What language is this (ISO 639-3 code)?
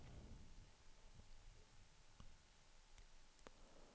swe